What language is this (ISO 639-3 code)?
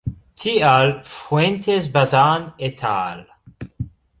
epo